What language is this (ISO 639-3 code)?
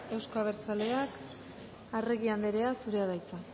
eus